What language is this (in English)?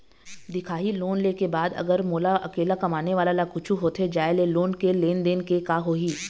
Chhattisgarhi